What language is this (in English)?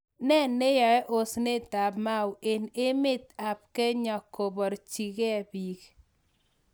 Kalenjin